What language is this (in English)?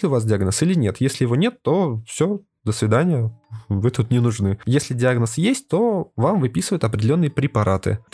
Russian